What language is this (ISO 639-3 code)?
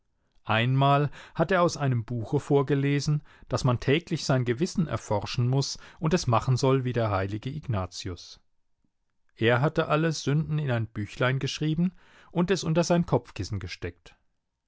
deu